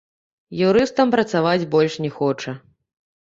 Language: Belarusian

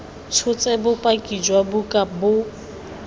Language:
Tswana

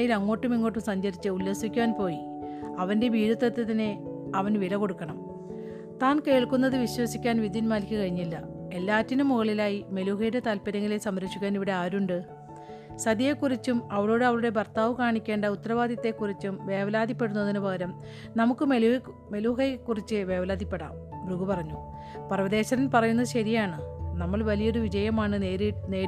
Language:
Malayalam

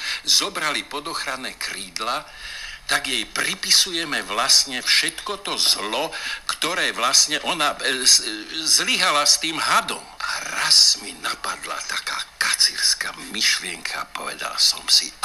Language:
Slovak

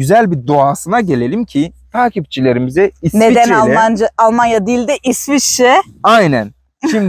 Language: Turkish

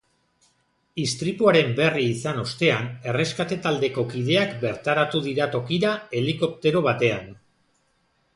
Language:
Basque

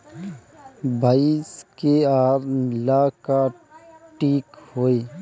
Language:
Bhojpuri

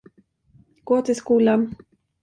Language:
Swedish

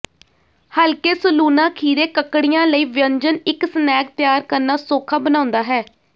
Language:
Punjabi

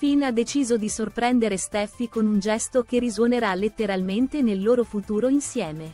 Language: Italian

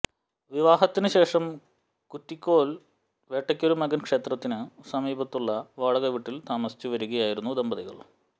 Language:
Malayalam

